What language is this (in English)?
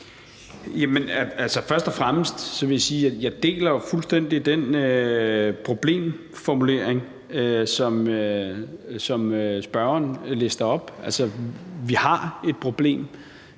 Danish